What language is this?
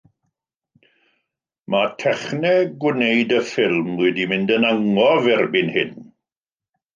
Welsh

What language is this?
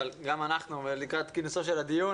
Hebrew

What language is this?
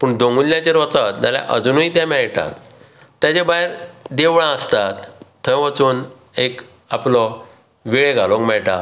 Konkani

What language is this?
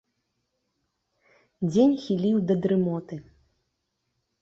Belarusian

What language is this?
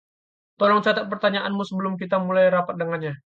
Indonesian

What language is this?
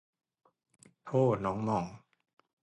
Thai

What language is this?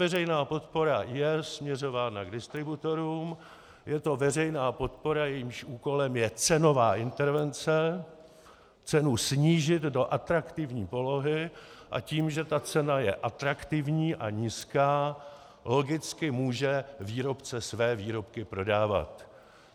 Czech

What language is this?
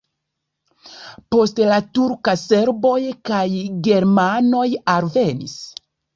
Esperanto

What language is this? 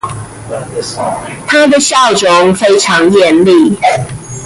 Chinese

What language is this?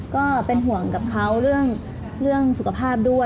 Thai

